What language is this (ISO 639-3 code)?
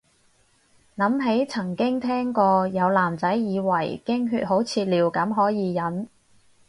yue